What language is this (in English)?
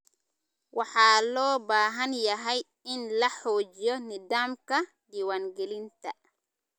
Somali